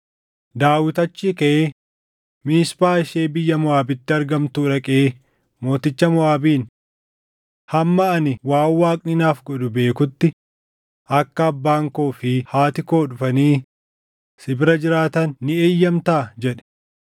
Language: Oromo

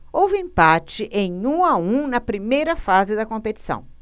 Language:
Portuguese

